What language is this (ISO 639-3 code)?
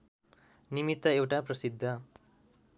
nep